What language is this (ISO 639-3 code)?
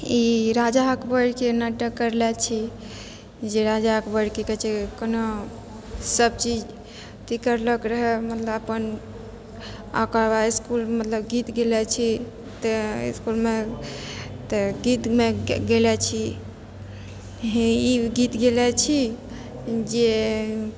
mai